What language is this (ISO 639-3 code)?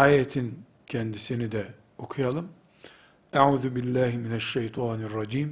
tur